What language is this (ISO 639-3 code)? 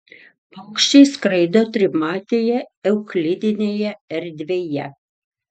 lit